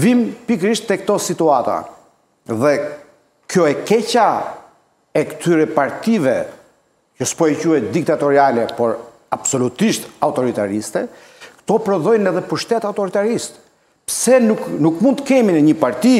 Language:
Romanian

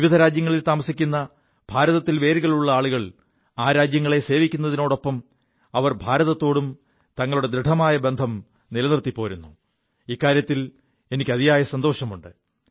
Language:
Malayalam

